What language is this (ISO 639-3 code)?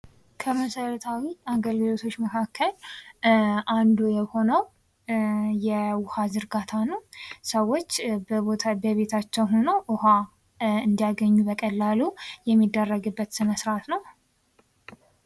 amh